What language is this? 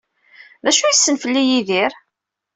Kabyle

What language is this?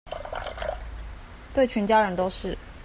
Chinese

